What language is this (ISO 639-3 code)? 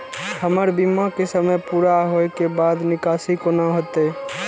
mai